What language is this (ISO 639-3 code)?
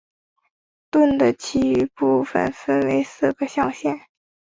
zho